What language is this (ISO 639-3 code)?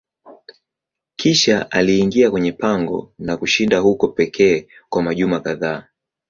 swa